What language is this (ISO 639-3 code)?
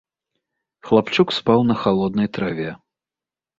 bel